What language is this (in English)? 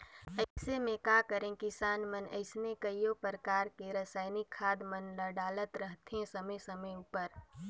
Chhattisgarhi